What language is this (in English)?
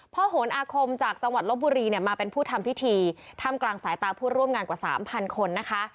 Thai